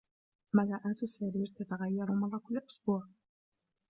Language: Arabic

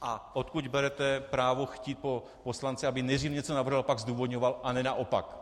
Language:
Czech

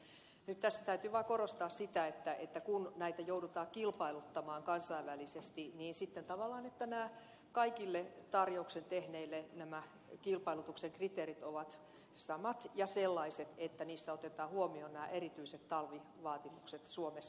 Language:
Finnish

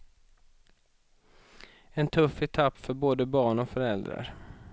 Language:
Swedish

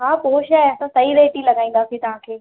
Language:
Sindhi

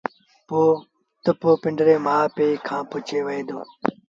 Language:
Sindhi Bhil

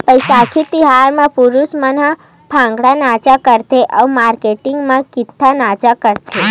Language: Chhattisgarhi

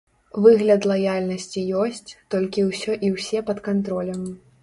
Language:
Belarusian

